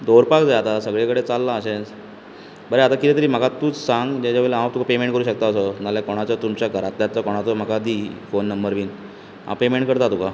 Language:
Konkani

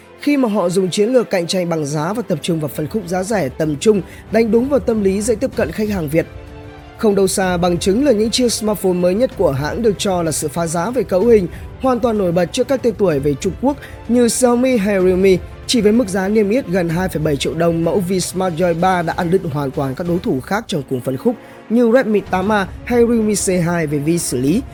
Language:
Vietnamese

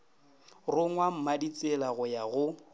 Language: Northern Sotho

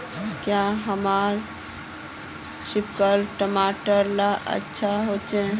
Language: Magahi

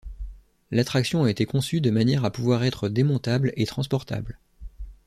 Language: French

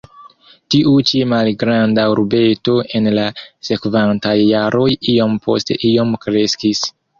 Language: Esperanto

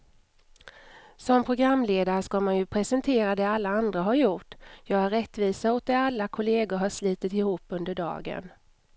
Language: Swedish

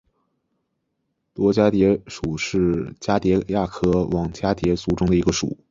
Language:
Chinese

